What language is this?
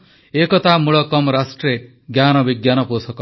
Odia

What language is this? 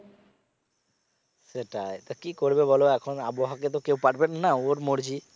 Bangla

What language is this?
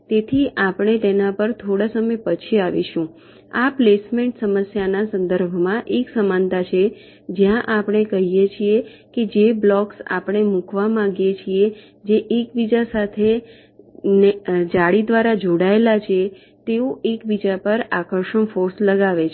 Gujarati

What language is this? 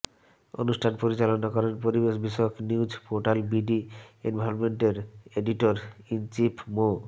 Bangla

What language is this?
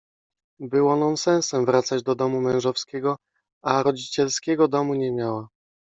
Polish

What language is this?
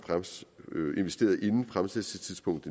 Danish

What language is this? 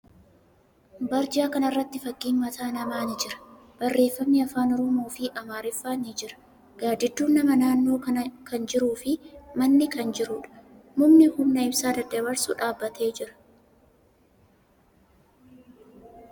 Oromo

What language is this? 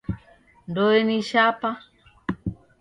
Taita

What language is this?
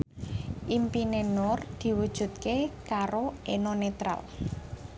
Javanese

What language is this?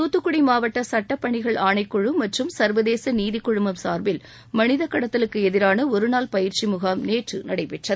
Tamil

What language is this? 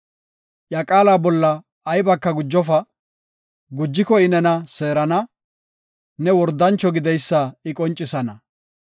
Gofa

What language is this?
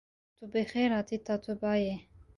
Kurdish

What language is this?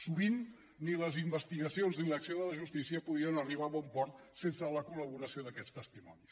Catalan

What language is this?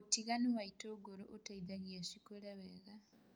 Kikuyu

